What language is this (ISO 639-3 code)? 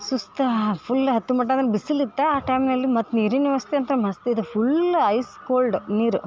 kan